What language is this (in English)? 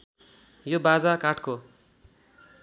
Nepali